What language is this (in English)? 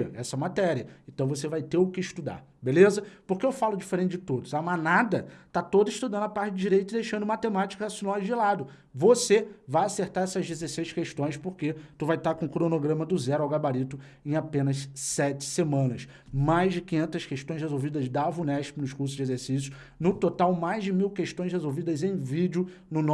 Portuguese